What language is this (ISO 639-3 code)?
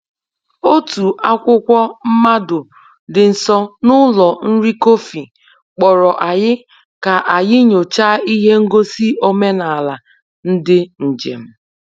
ibo